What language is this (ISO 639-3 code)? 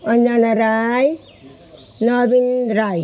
nep